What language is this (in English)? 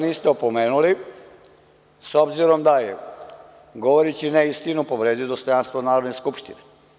Serbian